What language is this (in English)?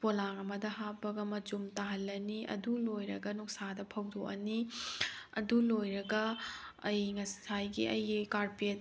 Manipuri